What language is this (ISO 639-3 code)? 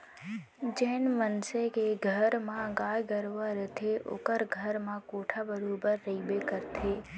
hne